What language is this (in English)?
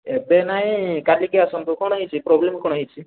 Odia